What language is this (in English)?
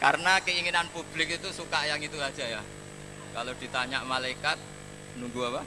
Indonesian